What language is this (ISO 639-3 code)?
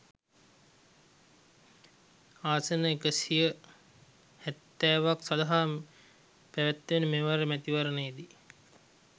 sin